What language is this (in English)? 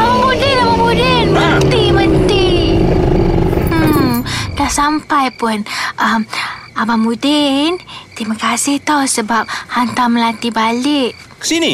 Malay